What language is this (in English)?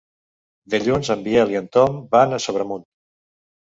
Catalan